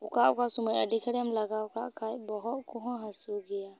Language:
Santali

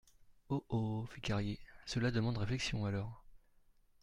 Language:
French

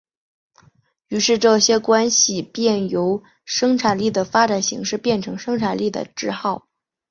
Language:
Chinese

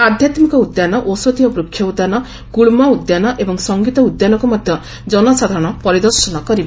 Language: Odia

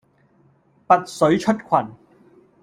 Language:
Cantonese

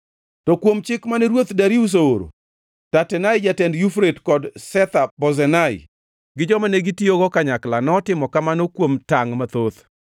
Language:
Luo (Kenya and Tanzania)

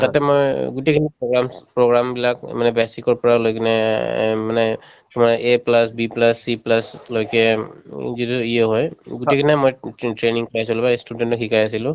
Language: Assamese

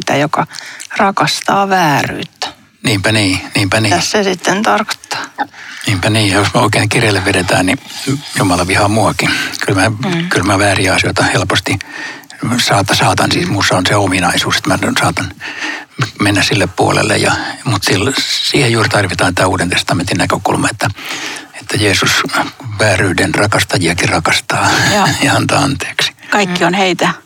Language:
Finnish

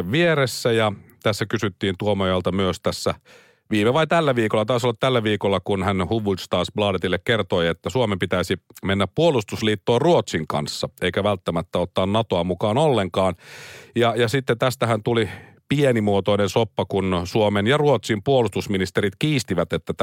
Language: Finnish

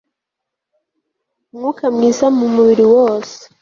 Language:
Kinyarwanda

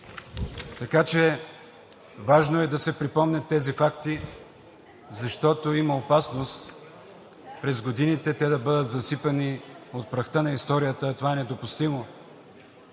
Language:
Bulgarian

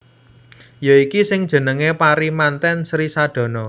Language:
Javanese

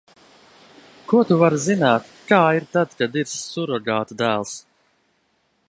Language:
Latvian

